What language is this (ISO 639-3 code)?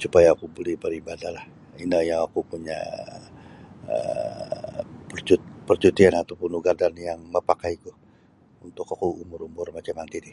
bsy